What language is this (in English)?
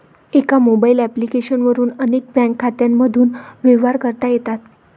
Marathi